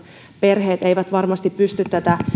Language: Finnish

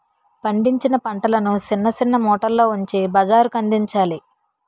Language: Telugu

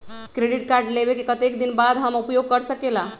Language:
Magahi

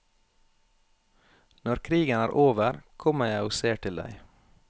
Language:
Norwegian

